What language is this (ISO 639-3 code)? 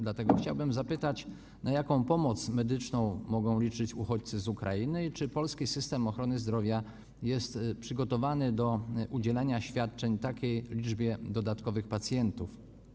pol